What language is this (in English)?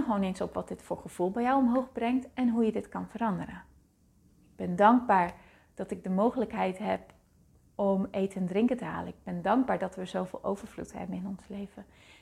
Dutch